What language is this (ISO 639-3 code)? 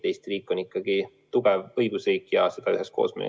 est